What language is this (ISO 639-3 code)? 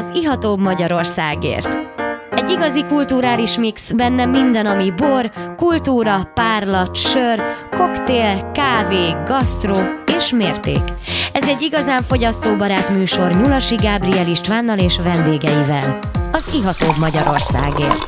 hun